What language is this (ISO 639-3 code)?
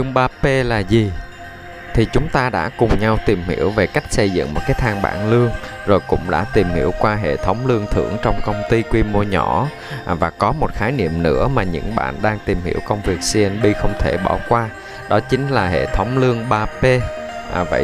vie